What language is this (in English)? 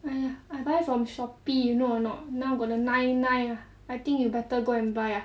English